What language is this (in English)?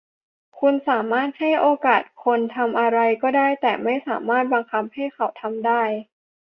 Thai